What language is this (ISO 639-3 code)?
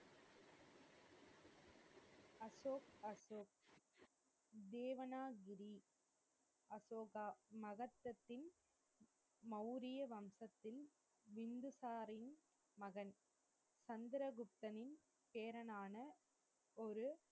tam